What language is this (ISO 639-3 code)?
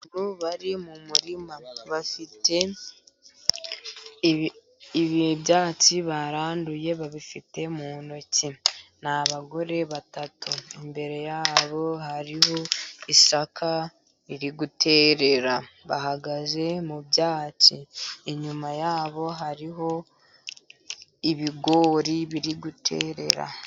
kin